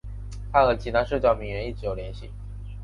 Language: Chinese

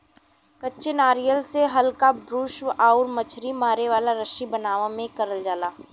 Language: Bhojpuri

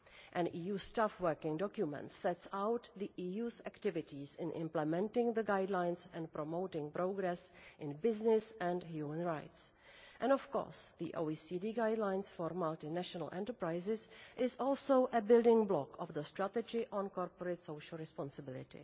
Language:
English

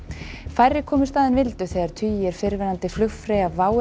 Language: Icelandic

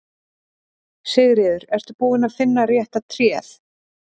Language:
Icelandic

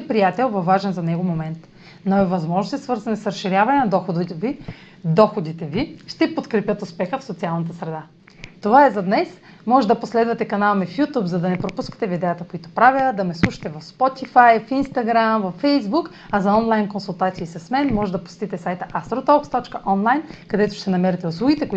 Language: Bulgarian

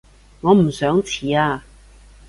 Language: Cantonese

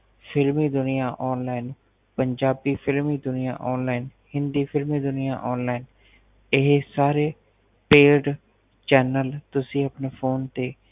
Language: Punjabi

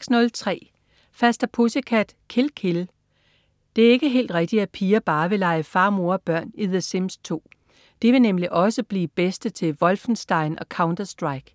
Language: Danish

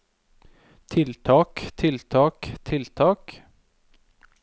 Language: Norwegian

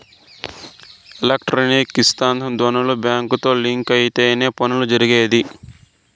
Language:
Telugu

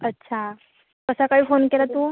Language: Marathi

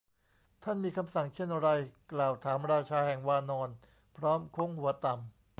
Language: Thai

